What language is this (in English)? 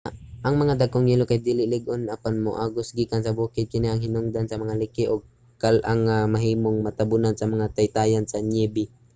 Cebuano